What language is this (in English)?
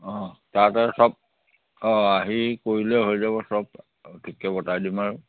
Assamese